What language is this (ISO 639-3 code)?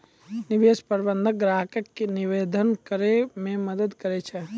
mai